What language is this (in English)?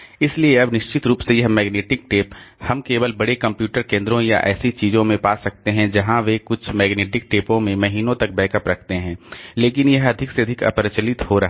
Hindi